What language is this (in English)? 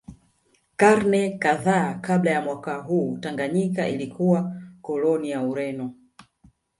Swahili